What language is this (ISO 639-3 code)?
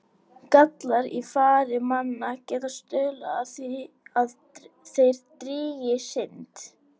isl